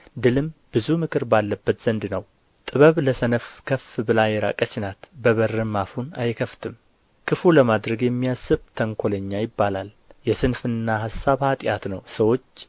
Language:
Amharic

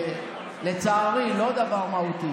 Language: Hebrew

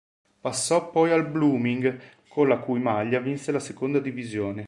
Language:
Italian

